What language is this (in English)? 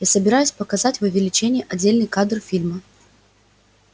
Russian